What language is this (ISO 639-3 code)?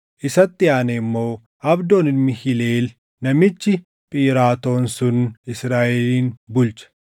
orm